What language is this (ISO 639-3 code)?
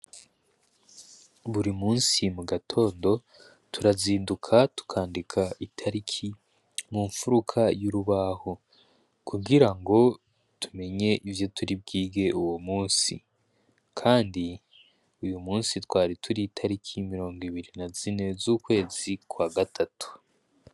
run